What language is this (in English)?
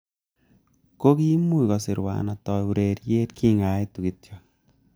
Kalenjin